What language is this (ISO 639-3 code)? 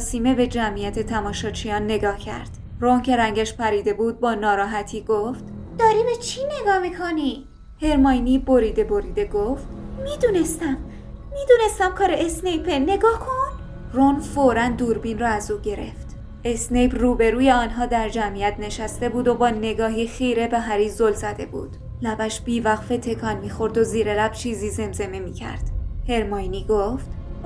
fas